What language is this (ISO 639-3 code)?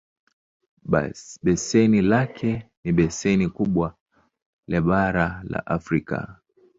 swa